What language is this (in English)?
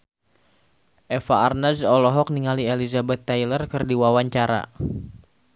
Sundanese